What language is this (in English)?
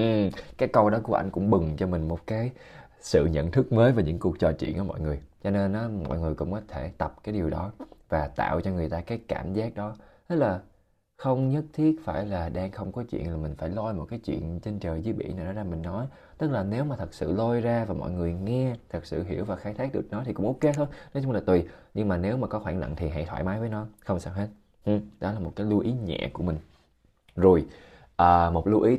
Vietnamese